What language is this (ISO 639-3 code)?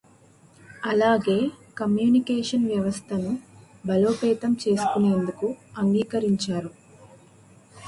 tel